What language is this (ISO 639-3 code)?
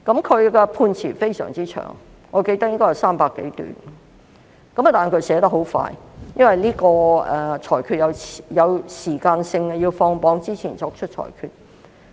yue